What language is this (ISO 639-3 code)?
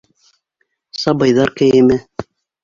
bak